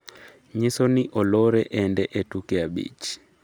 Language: Luo (Kenya and Tanzania)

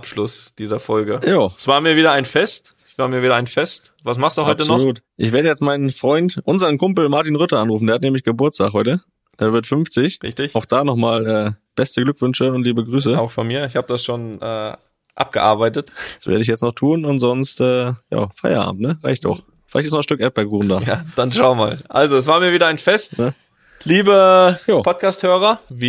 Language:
German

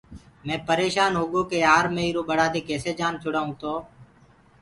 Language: Gurgula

